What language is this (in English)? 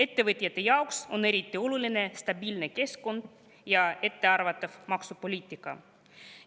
Estonian